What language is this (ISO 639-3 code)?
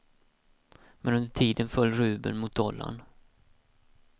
swe